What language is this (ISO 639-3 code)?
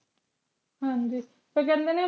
pan